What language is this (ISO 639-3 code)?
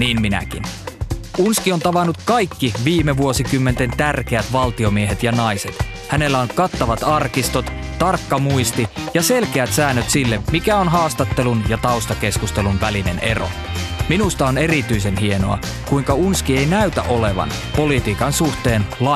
fin